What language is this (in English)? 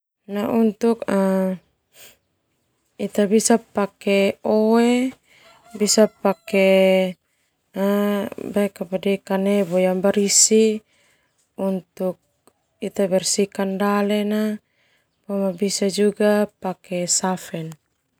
Termanu